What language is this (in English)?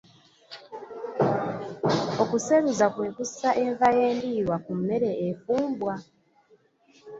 Ganda